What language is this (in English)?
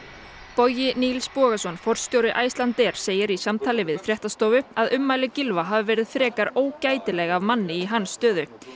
Icelandic